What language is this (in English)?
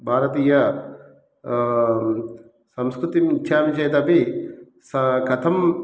Sanskrit